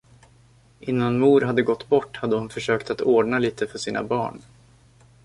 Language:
Swedish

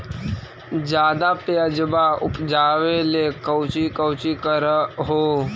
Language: Magahi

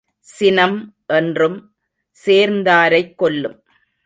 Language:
Tamil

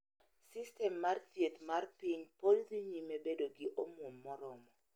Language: Luo (Kenya and Tanzania)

